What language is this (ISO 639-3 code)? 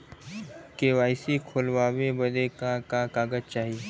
bho